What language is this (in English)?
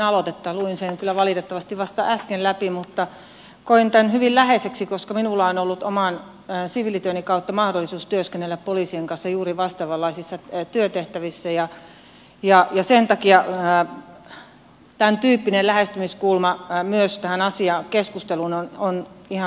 Finnish